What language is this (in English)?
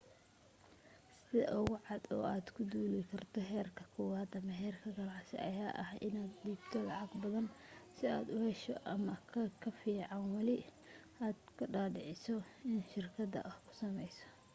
Somali